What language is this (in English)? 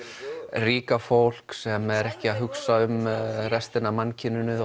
Icelandic